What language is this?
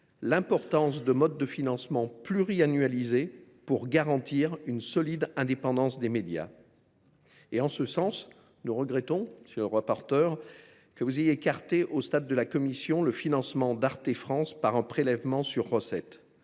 French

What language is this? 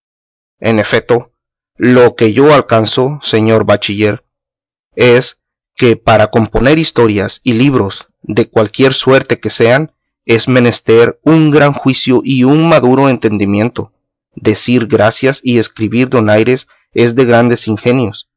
Spanish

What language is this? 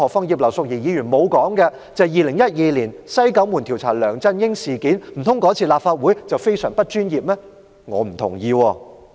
Cantonese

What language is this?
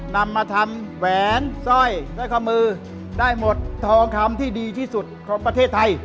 Thai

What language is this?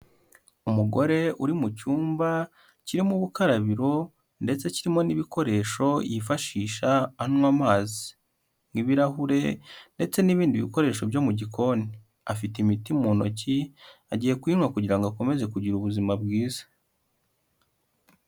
Kinyarwanda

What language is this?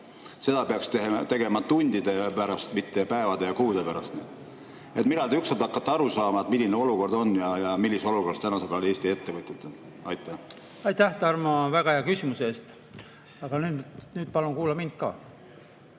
Estonian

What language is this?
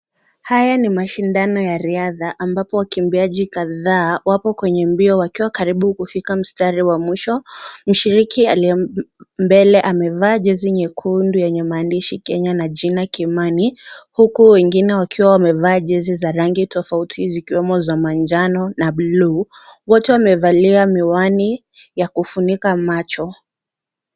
Swahili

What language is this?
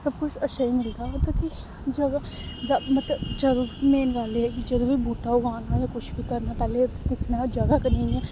Dogri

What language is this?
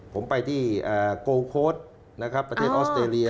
Thai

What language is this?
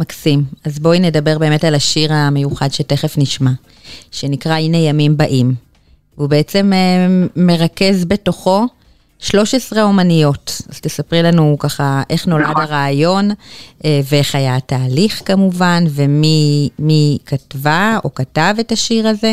Hebrew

